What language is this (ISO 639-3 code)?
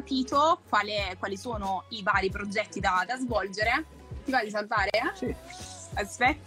ita